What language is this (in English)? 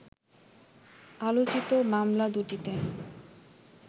Bangla